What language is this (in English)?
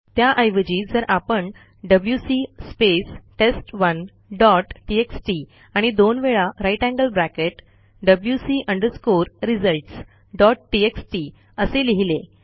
Marathi